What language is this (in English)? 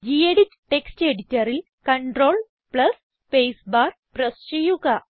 Malayalam